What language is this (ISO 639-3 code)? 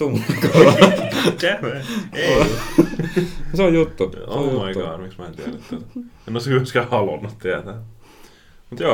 fin